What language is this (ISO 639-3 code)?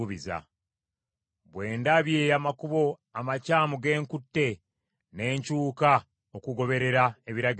lug